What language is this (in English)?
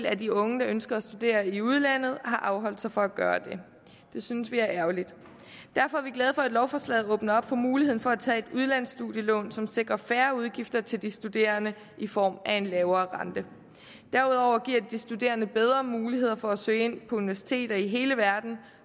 Danish